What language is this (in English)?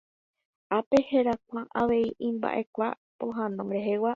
Guarani